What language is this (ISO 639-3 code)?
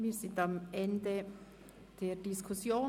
gsw